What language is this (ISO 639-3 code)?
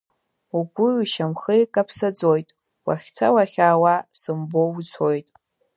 abk